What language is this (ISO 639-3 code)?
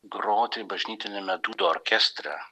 lit